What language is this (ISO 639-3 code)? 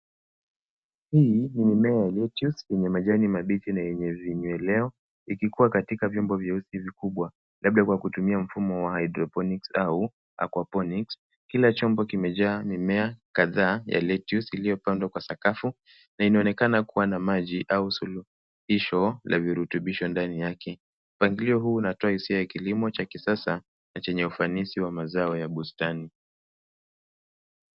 swa